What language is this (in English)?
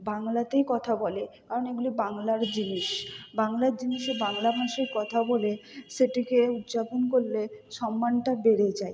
Bangla